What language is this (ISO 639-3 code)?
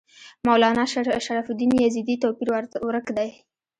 pus